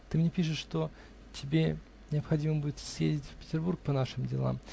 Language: Russian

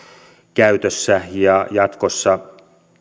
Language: Finnish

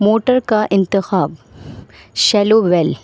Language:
Urdu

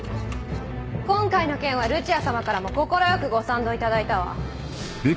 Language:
Japanese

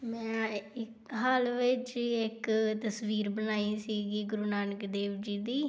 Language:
Punjabi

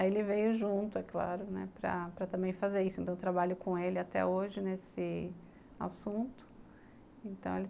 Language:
Portuguese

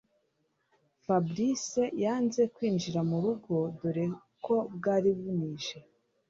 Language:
Kinyarwanda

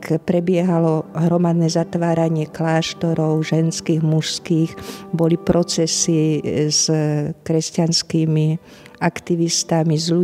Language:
Slovak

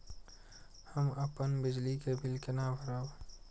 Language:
Maithili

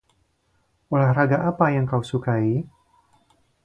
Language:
Indonesian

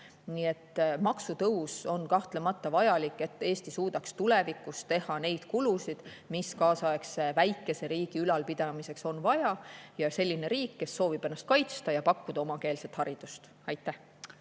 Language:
Estonian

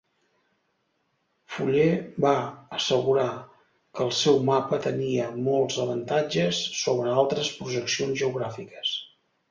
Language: Catalan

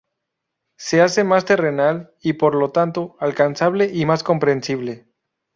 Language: Spanish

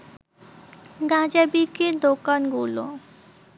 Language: Bangla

